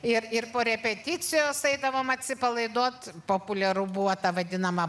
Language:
Lithuanian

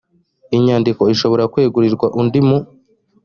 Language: Kinyarwanda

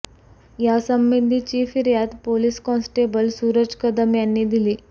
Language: Marathi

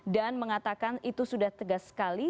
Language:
Indonesian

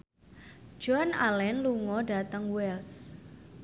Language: Javanese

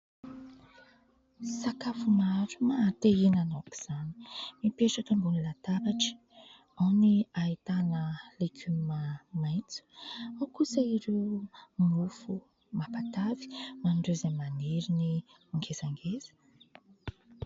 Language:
Malagasy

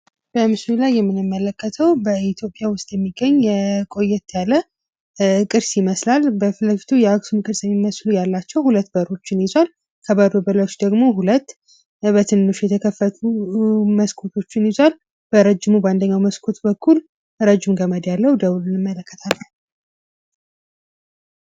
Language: Amharic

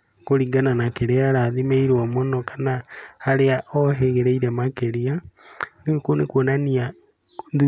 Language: Kikuyu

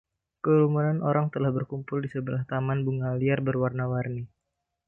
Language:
Indonesian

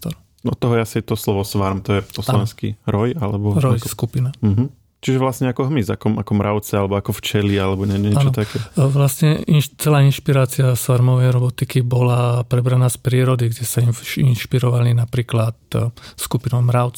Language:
Slovak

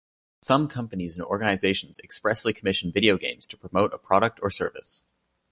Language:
English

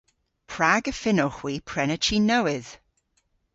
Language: Cornish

